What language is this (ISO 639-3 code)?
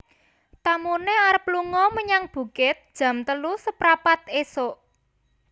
jav